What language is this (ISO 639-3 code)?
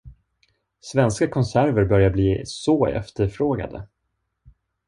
swe